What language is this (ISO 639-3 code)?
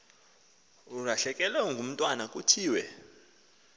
xho